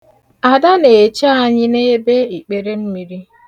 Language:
Igbo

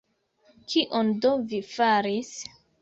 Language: Esperanto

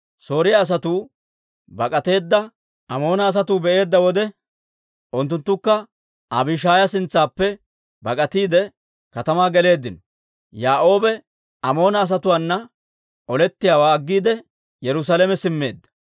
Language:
Dawro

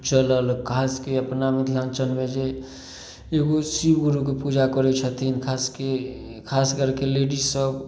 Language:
Maithili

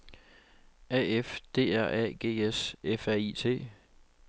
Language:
Danish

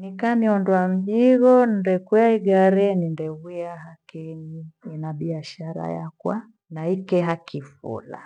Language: Gweno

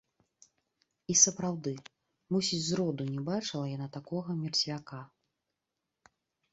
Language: Belarusian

